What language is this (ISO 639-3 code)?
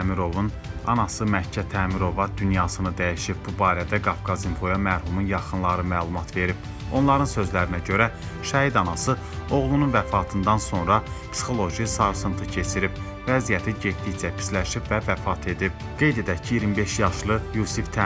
tur